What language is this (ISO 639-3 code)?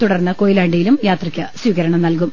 mal